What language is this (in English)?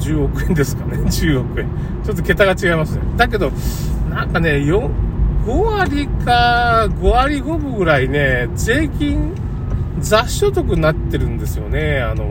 Japanese